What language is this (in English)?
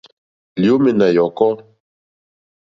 Mokpwe